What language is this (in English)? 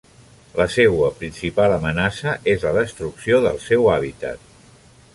Catalan